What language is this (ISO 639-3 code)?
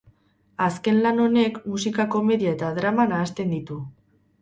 eus